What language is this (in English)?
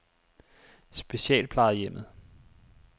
Danish